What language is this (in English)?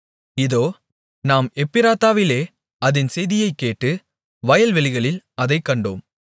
Tamil